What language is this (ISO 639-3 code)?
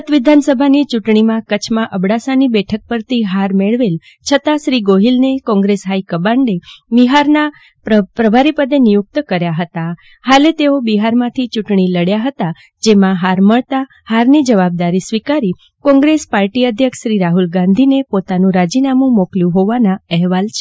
guj